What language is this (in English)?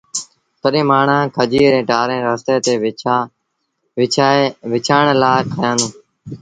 Sindhi Bhil